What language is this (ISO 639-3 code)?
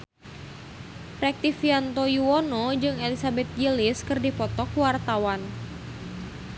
sun